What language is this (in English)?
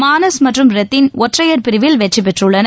Tamil